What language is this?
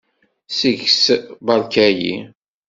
Kabyle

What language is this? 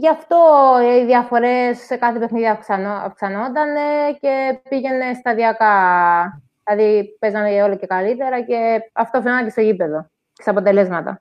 Greek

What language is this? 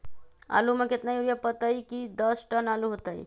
Magahi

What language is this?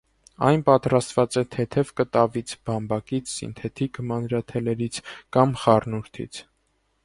Armenian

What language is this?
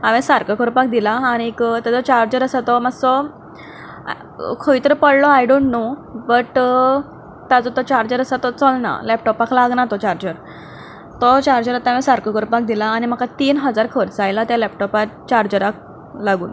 Konkani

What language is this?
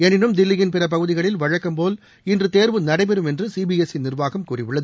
Tamil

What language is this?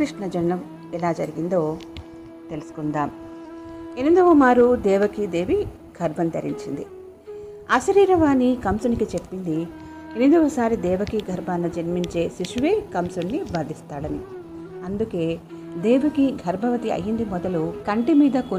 Telugu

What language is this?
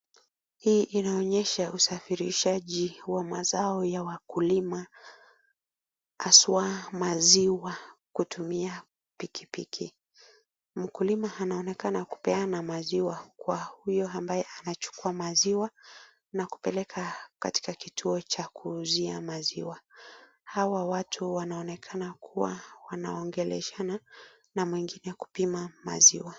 Swahili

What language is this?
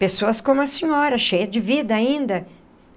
Portuguese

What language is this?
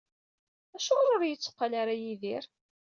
Kabyle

